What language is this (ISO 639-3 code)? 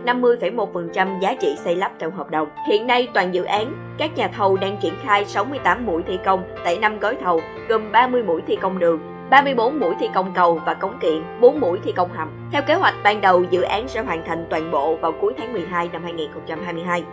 vie